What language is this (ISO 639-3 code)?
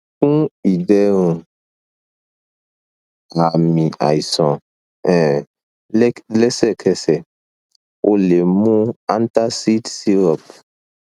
yor